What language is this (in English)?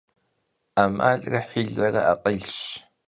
Kabardian